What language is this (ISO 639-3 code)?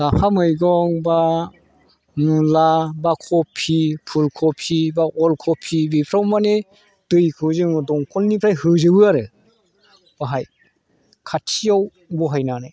brx